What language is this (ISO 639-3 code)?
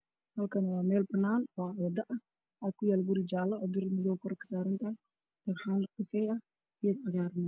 som